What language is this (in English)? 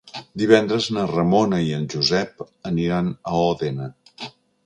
Catalan